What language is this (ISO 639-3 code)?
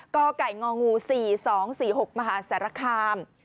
tha